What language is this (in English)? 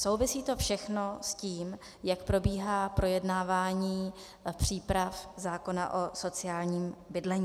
Czech